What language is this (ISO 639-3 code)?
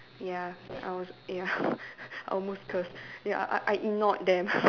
eng